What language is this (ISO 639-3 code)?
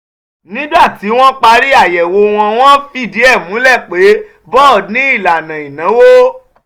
yor